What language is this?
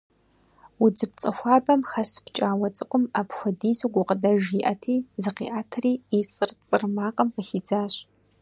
Kabardian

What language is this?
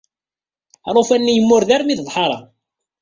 Kabyle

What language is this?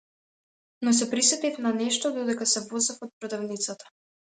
Macedonian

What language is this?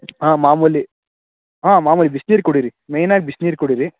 Kannada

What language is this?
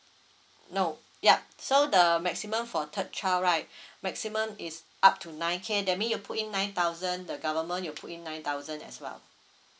English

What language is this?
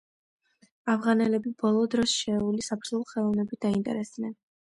Georgian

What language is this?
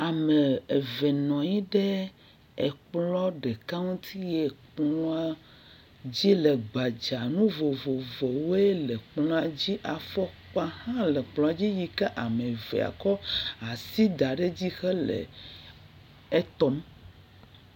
Ewe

